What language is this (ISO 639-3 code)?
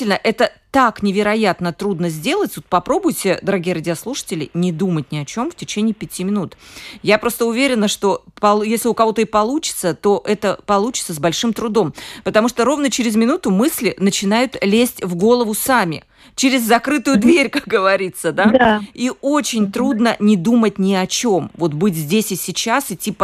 rus